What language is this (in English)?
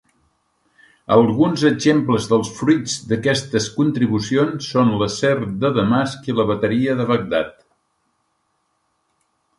Catalan